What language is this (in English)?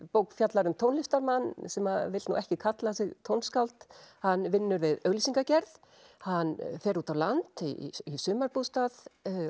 Icelandic